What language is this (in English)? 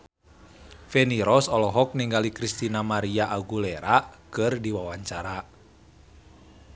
Sundanese